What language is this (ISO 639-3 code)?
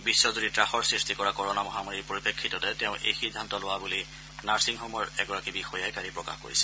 asm